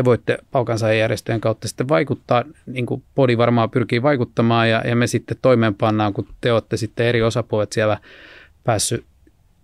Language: Finnish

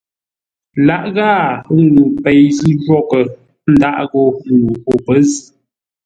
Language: Ngombale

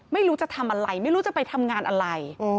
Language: Thai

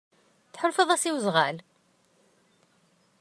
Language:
Kabyle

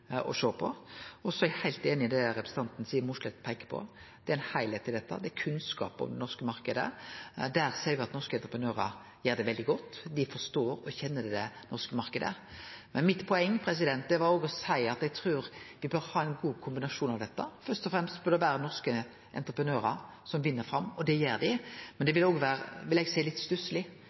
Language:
Norwegian Nynorsk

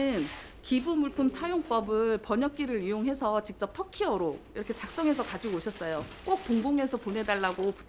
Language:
Korean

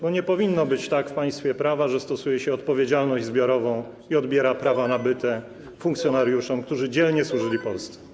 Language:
Polish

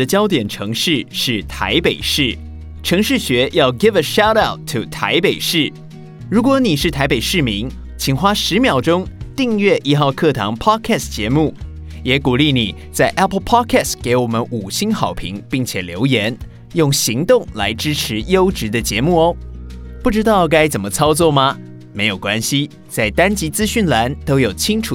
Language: Chinese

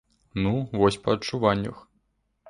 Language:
Belarusian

